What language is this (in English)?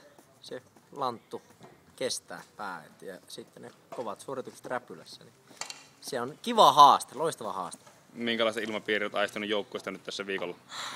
Finnish